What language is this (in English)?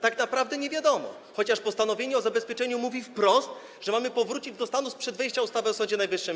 Polish